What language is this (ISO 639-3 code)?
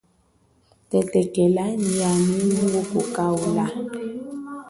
cjk